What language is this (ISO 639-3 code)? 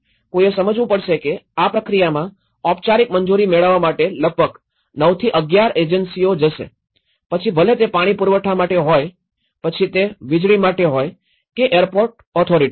guj